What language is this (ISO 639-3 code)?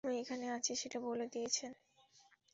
ben